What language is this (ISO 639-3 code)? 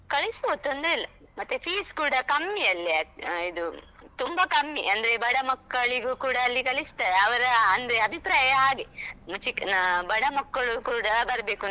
kan